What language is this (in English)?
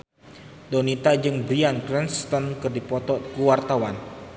Sundanese